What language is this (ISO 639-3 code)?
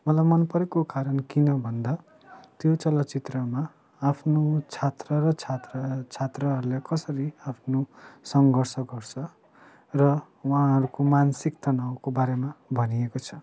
nep